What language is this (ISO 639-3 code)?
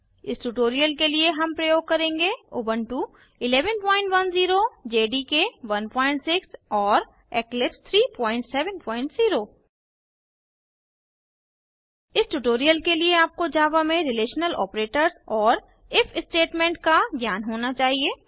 hin